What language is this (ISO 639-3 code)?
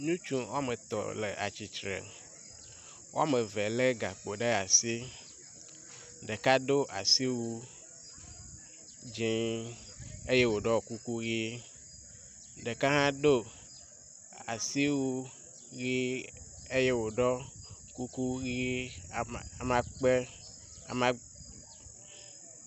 ewe